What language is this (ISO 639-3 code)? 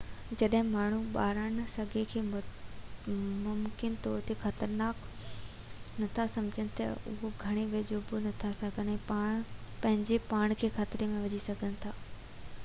snd